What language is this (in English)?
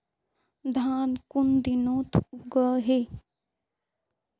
Magahi